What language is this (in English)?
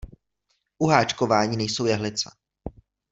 Czech